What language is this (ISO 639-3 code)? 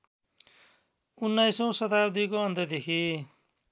nep